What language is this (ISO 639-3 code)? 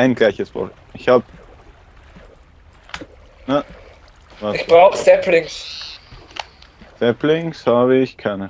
deu